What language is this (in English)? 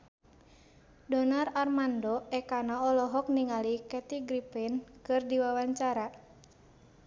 Sundanese